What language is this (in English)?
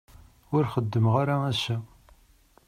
Kabyle